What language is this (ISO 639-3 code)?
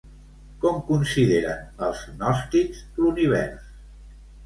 cat